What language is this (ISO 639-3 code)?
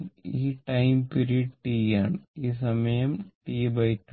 mal